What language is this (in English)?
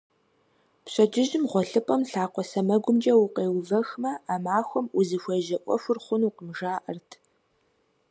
Kabardian